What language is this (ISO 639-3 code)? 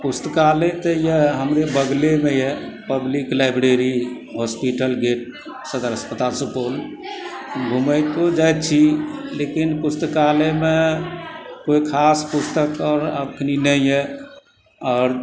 mai